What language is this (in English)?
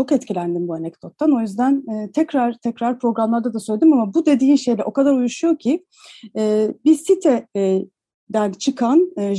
Turkish